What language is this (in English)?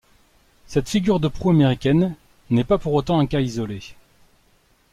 French